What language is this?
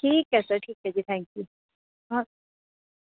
Punjabi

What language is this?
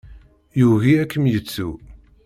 Kabyle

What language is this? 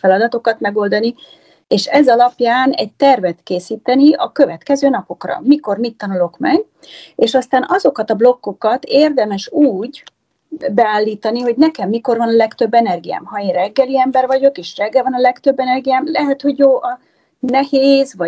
Hungarian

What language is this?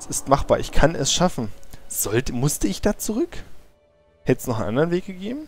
German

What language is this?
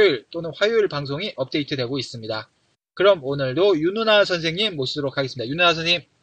Korean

